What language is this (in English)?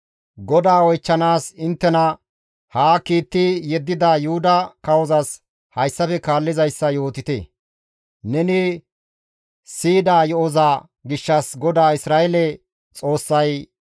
Gamo